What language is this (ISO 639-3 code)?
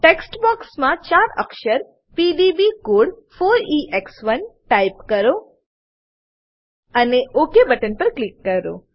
guj